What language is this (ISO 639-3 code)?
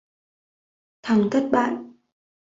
vie